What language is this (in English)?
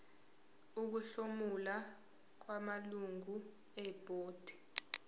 Zulu